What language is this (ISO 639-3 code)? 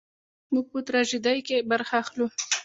pus